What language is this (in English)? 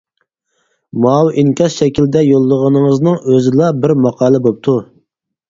Uyghur